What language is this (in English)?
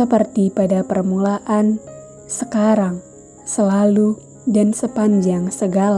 Indonesian